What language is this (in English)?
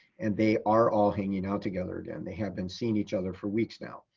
English